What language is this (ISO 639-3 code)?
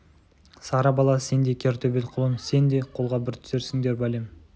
kaz